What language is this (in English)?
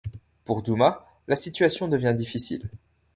French